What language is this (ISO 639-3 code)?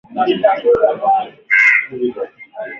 swa